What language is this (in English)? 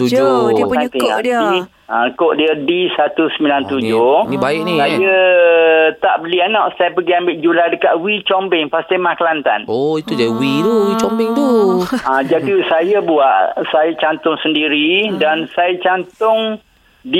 Malay